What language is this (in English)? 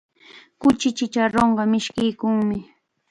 Chiquián Ancash Quechua